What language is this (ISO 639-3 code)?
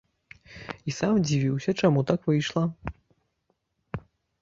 bel